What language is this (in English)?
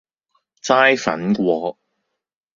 Cantonese